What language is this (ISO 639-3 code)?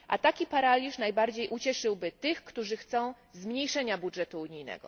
pol